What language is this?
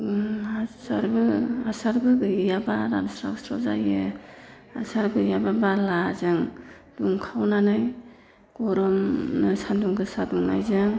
Bodo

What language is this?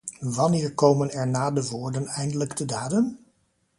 Dutch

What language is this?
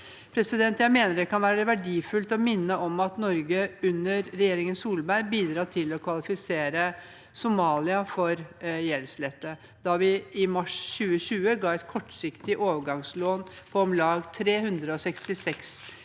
Norwegian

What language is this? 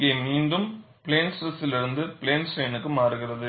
Tamil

